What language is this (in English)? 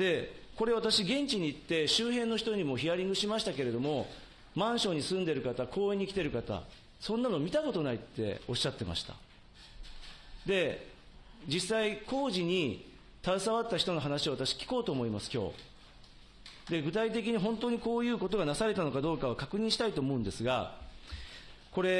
Japanese